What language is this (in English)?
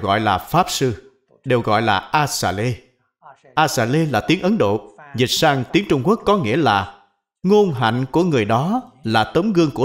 Vietnamese